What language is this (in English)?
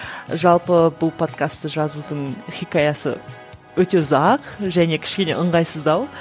Kazakh